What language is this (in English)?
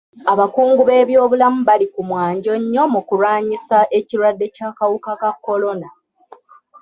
Ganda